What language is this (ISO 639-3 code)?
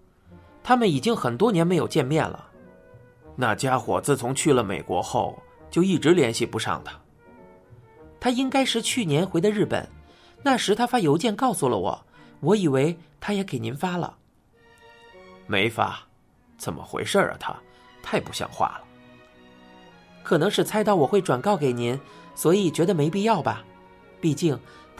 zho